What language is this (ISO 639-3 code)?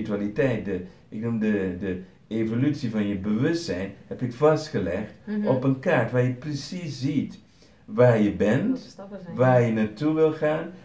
nld